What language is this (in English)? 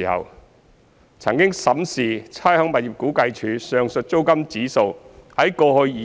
Cantonese